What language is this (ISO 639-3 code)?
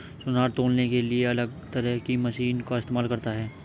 hin